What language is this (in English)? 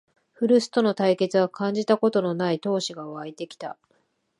Japanese